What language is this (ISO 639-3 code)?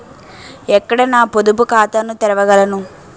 tel